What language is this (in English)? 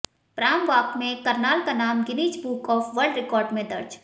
Hindi